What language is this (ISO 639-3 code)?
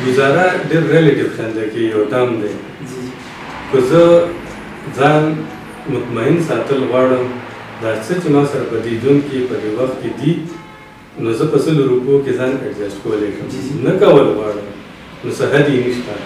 ron